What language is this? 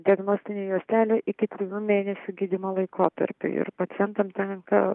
Lithuanian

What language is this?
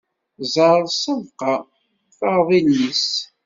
Kabyle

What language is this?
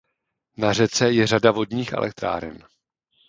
Czech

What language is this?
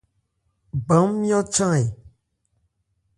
Ebrié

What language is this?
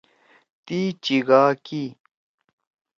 Torwali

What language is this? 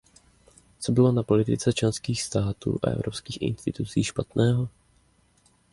Czech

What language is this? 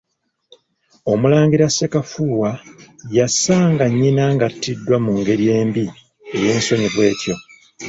Ganda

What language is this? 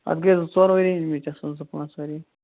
Kashmiri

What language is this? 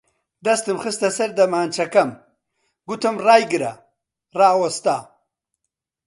Central Kurdish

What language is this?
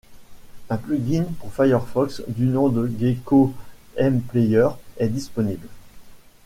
French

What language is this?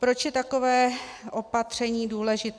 Czech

